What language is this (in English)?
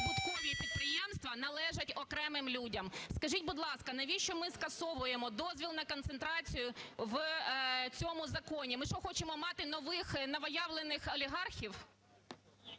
Ukrainian